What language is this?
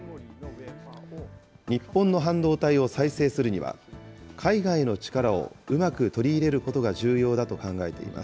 Japanese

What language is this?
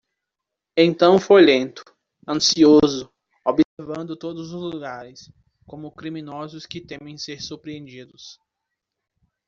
Portuguese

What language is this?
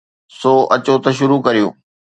Sindhi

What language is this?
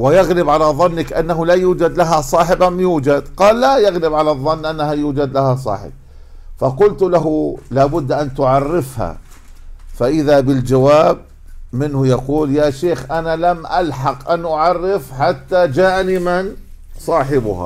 Arabic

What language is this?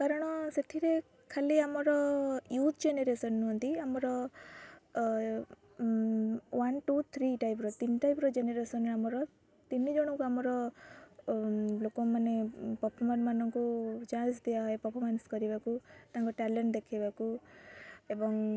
Odia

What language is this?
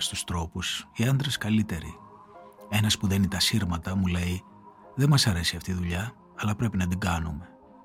Greek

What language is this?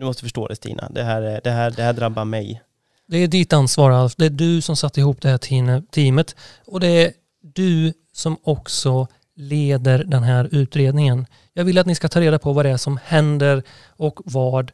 Swedish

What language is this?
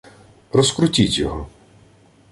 Ukrainian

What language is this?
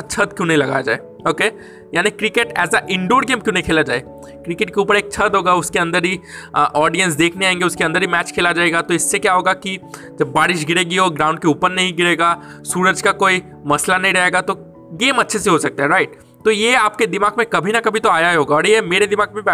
Hindi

